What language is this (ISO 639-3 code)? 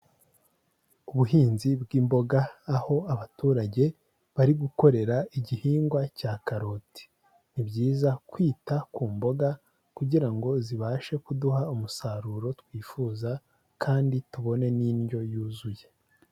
kin